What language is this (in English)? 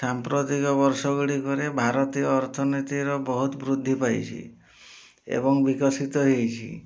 Odia